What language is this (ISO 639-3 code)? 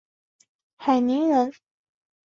zho